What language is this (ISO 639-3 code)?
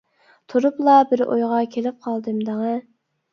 uig